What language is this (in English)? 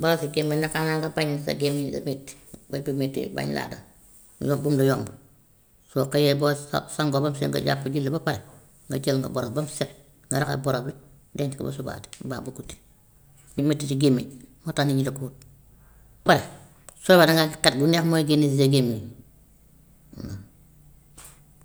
Gambian Wolof